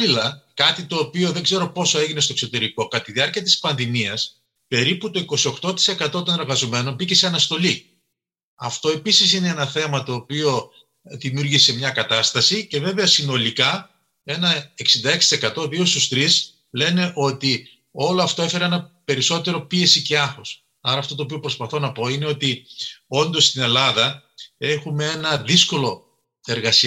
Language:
Greek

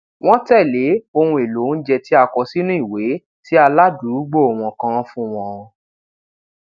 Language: Yoruba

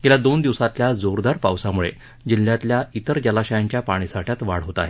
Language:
Marathi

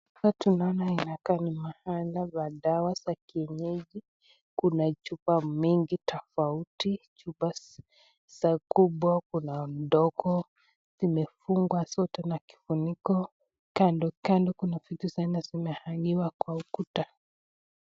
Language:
Swahili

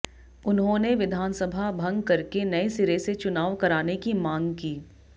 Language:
Hindi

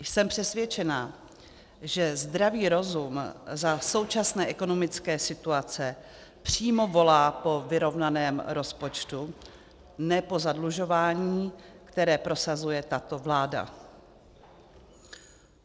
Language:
Czech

